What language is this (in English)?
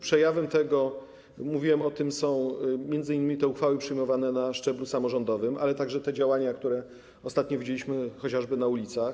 Polish